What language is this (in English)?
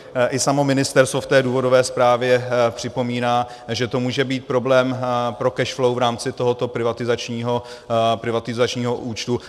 Czech